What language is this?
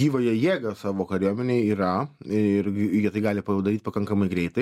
Lithuanian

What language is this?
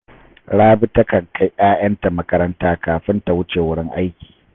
Hausa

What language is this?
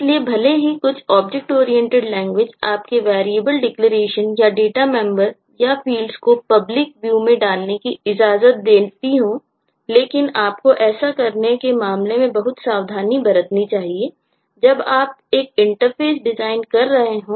Hindi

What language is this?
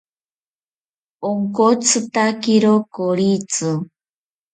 South Ucayali Ashéninka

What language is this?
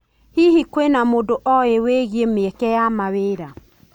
Kikuyu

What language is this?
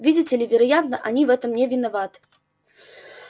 Russian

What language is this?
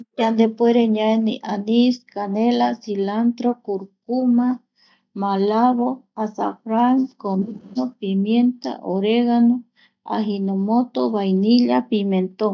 Eastern Bolivian Guaraní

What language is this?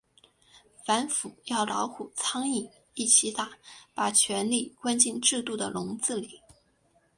Chinese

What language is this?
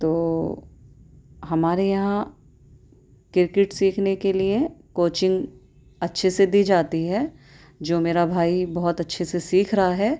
Urdu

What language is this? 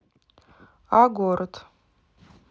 Russian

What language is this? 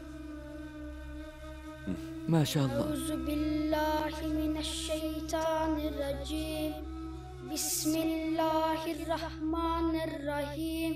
Arabic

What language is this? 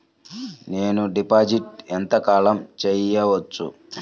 Telugu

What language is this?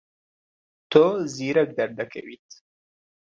Central Kurdish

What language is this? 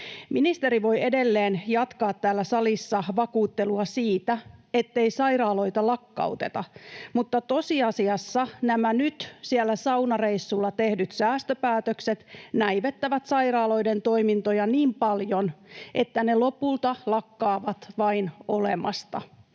Finnish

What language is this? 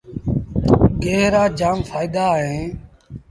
Sindhi Bhil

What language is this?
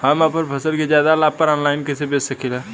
Bhojpuri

